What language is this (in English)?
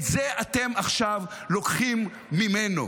Hebrew